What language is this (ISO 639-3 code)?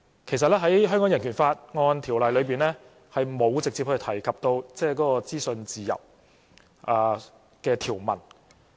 yue